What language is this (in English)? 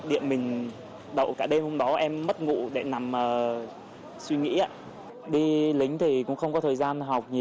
Vietnamese